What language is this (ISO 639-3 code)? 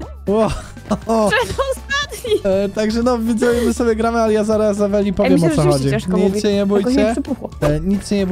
pol